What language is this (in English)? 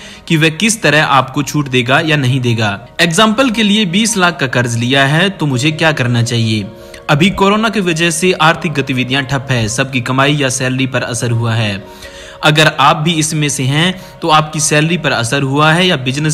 Hindi